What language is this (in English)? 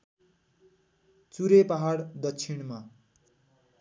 Nepali